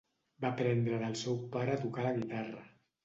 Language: Catalan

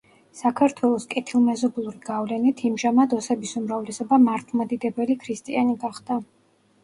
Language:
Georgian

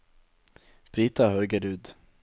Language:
Norwegian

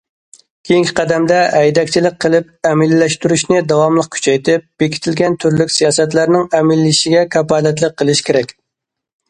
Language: Uyghur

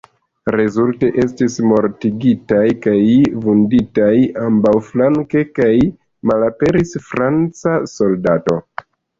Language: Esperanto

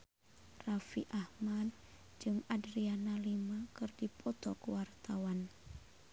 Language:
Sundanese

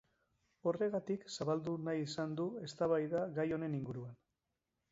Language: Basque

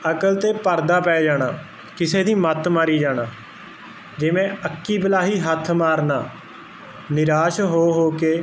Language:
Punjabi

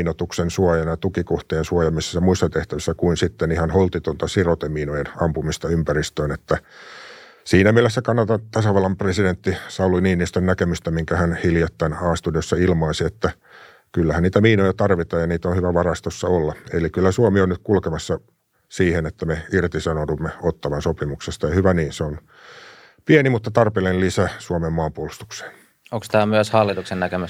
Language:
Finnish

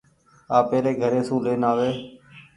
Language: Goaria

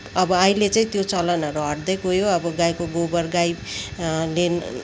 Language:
Nepali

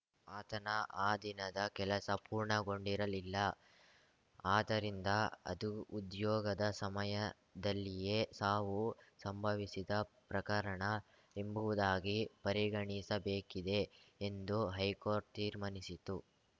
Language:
Kannada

